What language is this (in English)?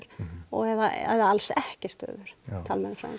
Icelandic